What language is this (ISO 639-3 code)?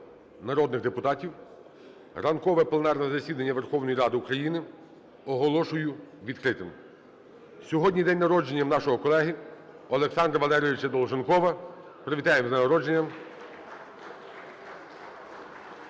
ukr